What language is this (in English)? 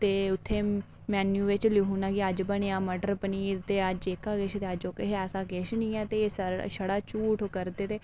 Dogri